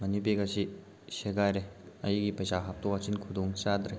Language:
Manipuri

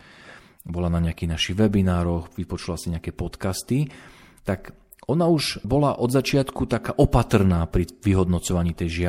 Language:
Slovak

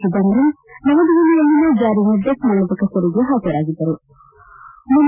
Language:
Kannada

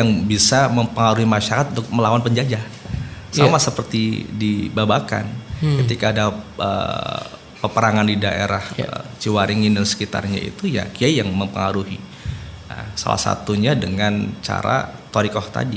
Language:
Indonesian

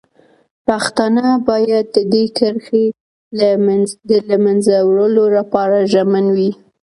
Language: Pashto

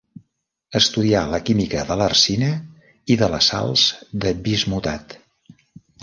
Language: Catalan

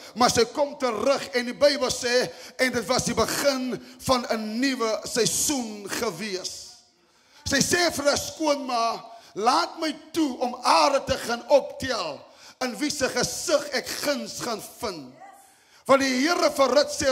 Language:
Dutch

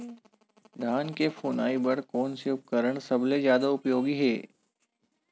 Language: Chhattisgarhi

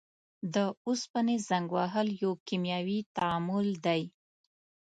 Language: Pashto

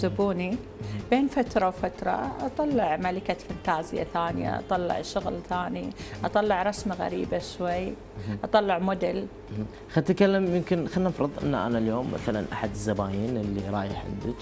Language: Arabic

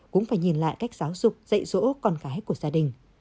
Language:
Vietnamese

